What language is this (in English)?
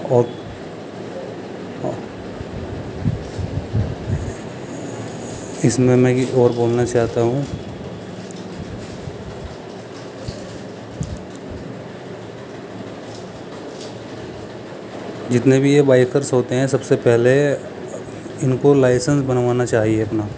Urdu